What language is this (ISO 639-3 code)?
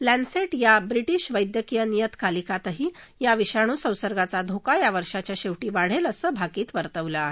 mar